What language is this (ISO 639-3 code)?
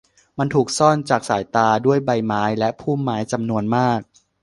tha